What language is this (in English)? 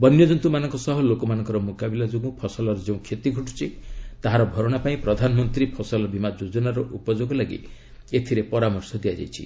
Odia